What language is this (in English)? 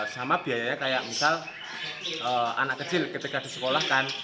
Indonesian